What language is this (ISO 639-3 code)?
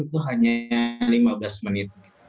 ind